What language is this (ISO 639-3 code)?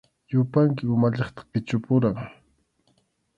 qxu